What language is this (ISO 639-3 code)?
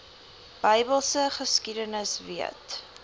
afr